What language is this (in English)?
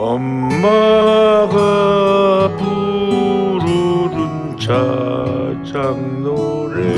Korean